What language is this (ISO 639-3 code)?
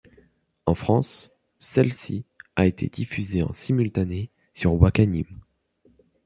fra